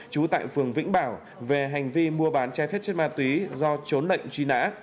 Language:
Vietnamese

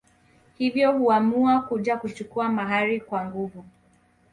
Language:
Swahili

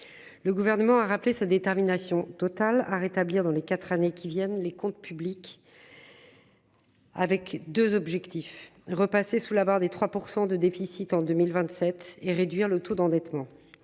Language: French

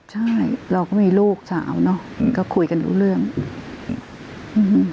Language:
Thai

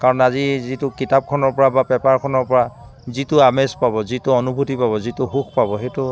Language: Assamese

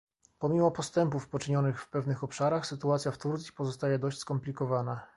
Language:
Polish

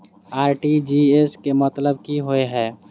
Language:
Maithili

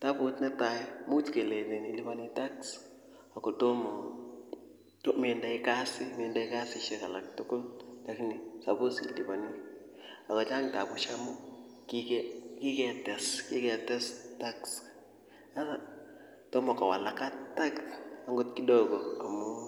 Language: Kalenjin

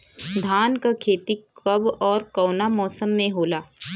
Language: Bhojpuri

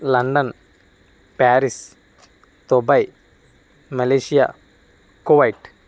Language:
Telugu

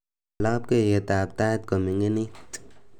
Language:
Kalenjin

